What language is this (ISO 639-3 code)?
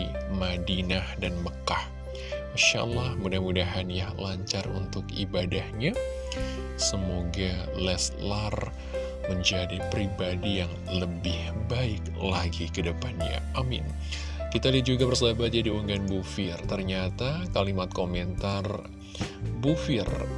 ind